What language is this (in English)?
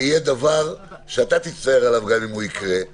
Hebrew